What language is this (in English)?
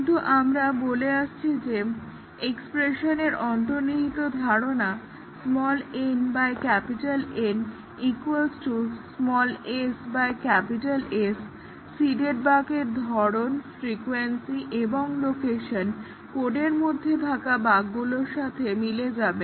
Bangla